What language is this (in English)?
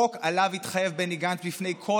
Hebrew